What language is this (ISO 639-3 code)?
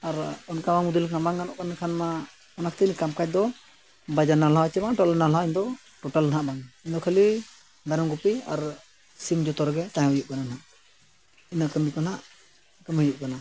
sat